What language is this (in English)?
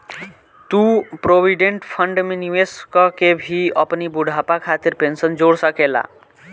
Bhojpuri